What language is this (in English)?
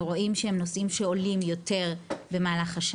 Hebrew